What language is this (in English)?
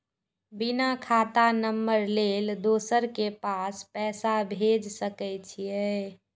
Maithili